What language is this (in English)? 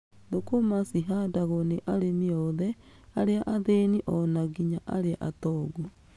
Kikuyu